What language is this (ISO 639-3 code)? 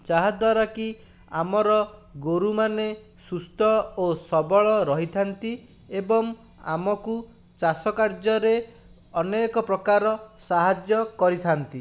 ori